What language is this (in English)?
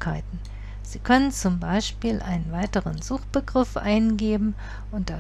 German